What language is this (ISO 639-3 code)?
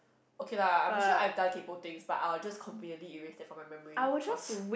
eng